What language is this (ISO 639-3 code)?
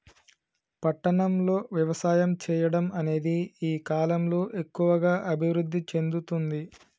tel